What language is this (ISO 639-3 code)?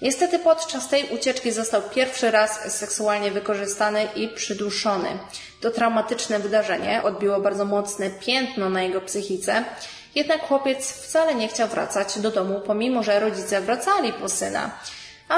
pol